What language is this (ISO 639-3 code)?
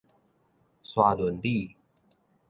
nan